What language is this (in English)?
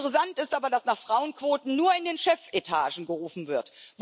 German